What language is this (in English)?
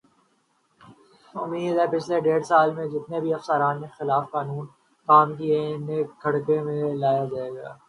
Urdu